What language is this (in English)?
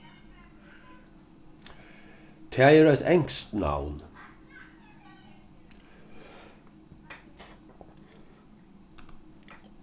Faroese